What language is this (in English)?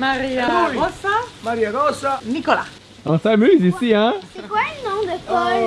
French